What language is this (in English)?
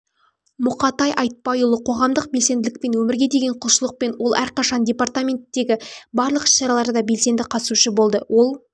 Kazakh